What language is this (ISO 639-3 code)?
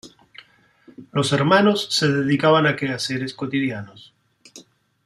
spa